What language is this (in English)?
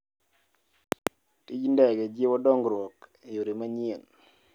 Luo (Kenya and Tanzania)